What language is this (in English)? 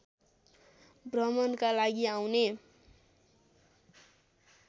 Nepali